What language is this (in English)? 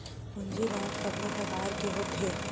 Chhattisgarhi